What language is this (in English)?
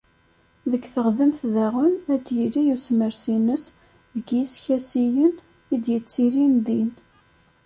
Kabyle